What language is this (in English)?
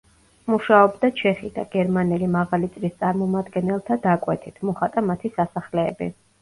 Georgian